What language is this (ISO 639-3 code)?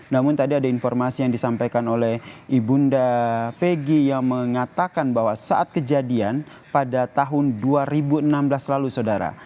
ind